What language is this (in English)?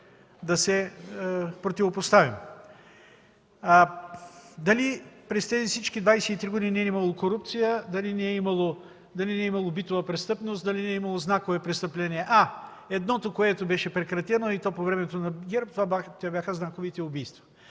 Bulgarian